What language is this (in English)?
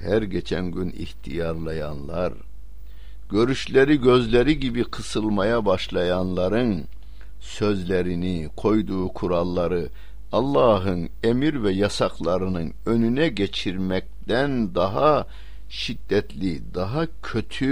Turkish